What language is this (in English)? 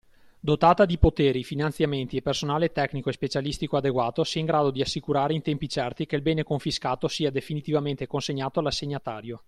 Italian